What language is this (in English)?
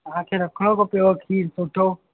Sindhi